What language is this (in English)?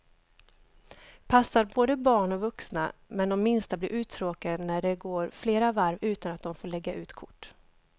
Swedish